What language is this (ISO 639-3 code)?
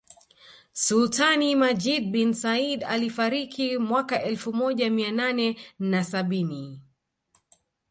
swa